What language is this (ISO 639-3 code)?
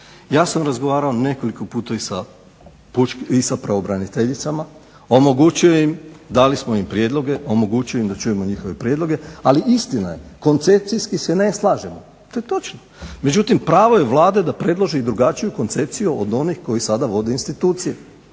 hrv